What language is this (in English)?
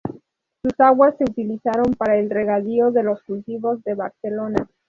Spanish